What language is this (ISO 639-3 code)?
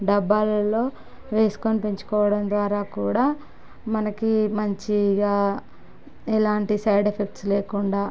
tel